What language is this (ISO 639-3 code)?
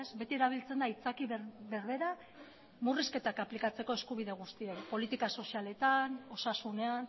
eus